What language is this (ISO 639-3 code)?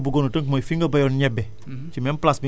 wol